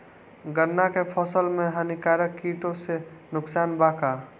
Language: Bhojpuri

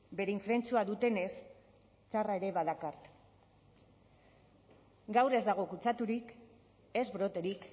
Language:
Basque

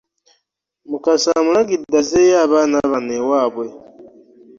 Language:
Ganda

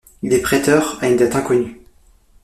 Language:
French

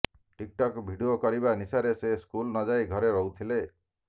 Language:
Odia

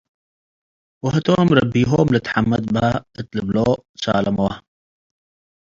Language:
Tigre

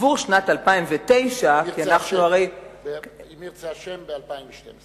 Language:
Hebrew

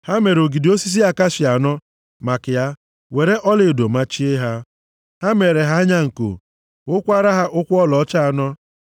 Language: Igbo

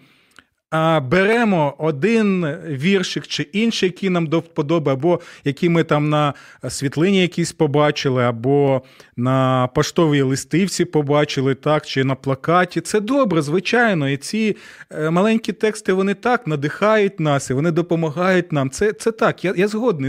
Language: Ukrainian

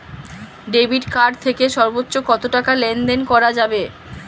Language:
Bangla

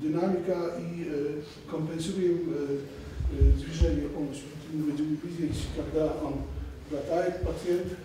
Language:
Polish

